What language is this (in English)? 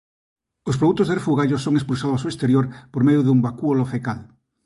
Galician